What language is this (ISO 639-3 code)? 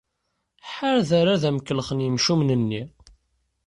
kab